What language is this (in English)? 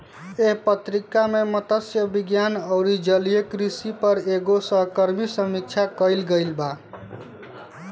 Bhojpuri